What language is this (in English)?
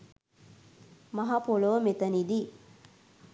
Sinhala